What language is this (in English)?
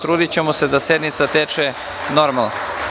Serbian